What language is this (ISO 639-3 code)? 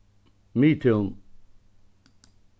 fao